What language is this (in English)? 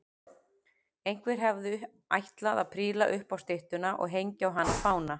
Icelandic